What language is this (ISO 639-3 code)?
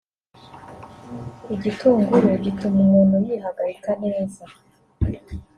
kin